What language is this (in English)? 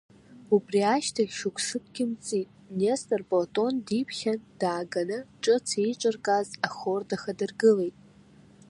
Abkhazian